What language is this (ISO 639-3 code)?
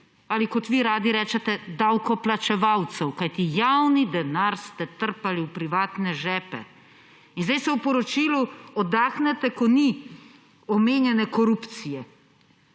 slv